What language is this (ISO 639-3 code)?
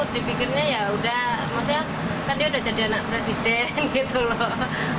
ind